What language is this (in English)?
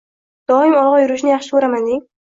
Uzbek